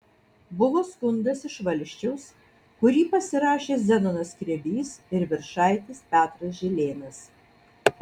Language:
Lithuanian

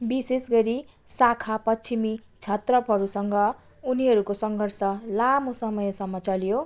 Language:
Nepali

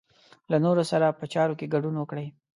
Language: Pashto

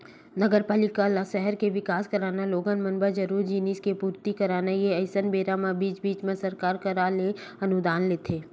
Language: Chhattisgarhi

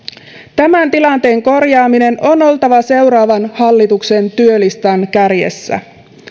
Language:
Finnish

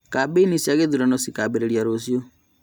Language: Kikuyu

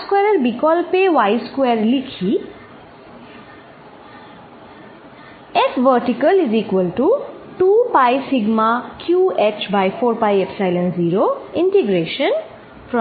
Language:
Bangla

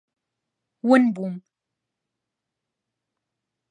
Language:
Central Kurdish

